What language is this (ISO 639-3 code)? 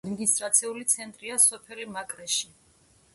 kat